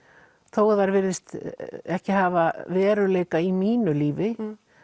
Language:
Icelandic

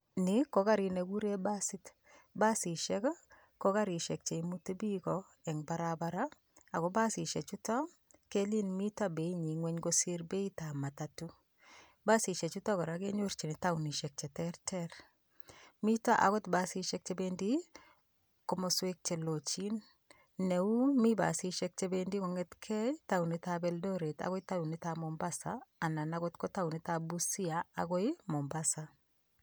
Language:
Kalenjin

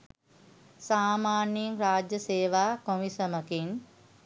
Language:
Sinhala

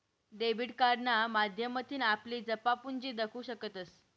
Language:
Marathi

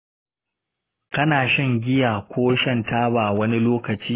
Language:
Hausa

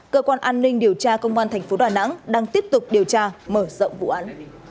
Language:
Vietnamese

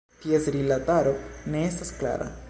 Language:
Esperanto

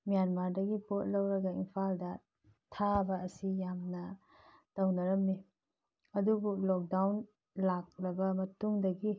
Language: Manipuri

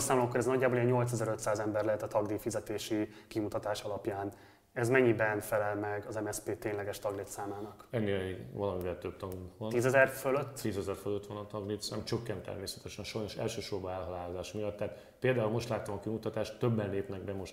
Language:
Hungarian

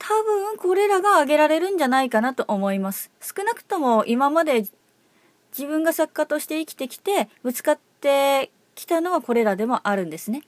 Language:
Japanese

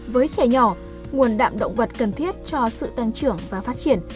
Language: Vietnamese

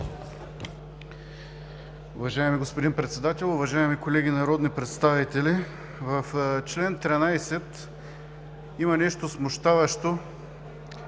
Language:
Bulgarian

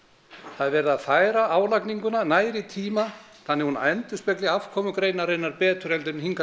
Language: Icelandic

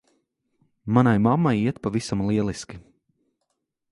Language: Latvian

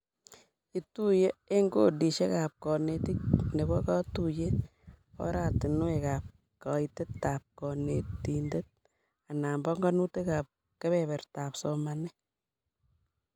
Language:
Kalenjin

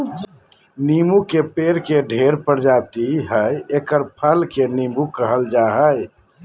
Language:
Magahi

